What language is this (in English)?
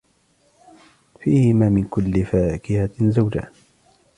Arabic